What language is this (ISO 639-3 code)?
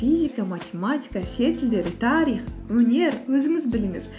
kaz